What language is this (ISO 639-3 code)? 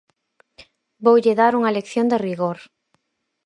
glg